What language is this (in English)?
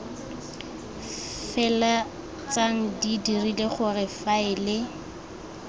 Tswana